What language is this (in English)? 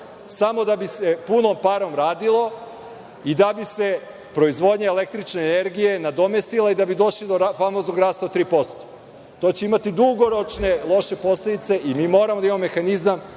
Serbian